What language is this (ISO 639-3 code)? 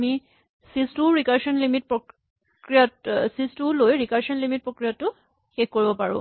asm